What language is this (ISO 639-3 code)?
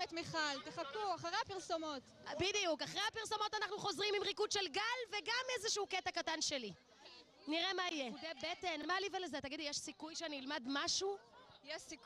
heb